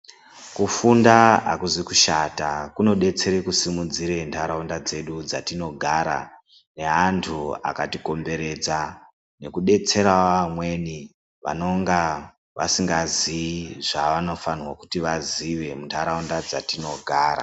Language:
Ndau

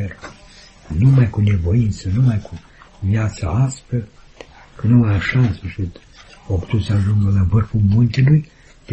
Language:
Romanian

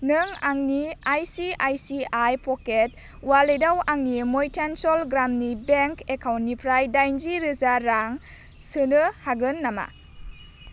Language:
Bodo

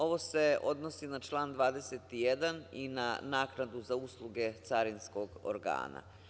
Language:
Serbian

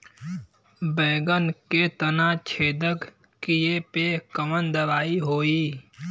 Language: Bhojpuri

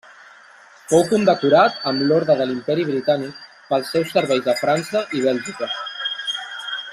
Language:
Catalan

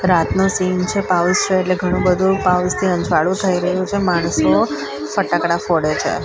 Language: Gujarati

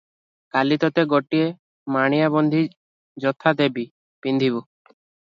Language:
Odia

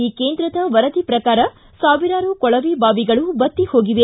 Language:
Kannada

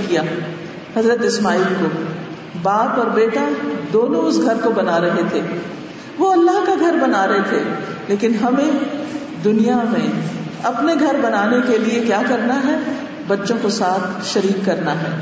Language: Urdu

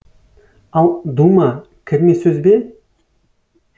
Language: Kazakh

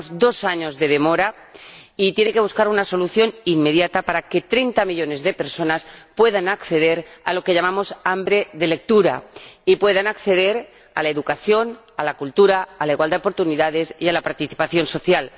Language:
Spanish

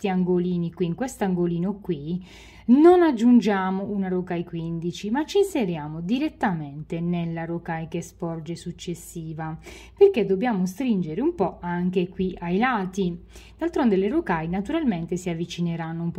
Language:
Italian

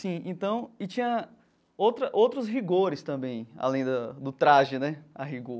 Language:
Portuguese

